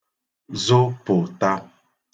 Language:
Igbo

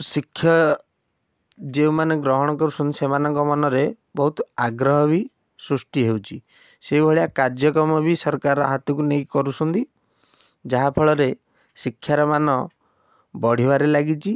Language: Odia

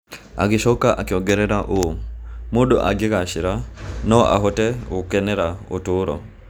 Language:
Kikuyu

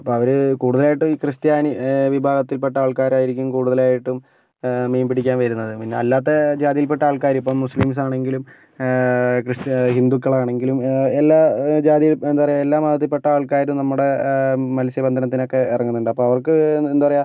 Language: Malayalam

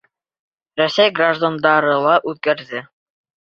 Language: Bashkir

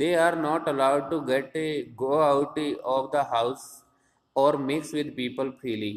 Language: Hindi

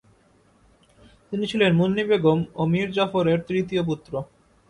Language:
Bangla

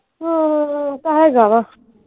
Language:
Punjabi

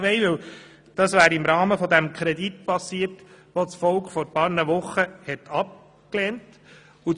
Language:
Swiss German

